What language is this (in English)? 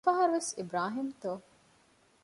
Divehi